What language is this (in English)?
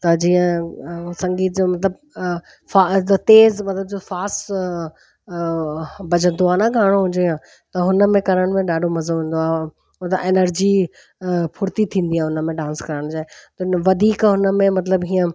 Sindhi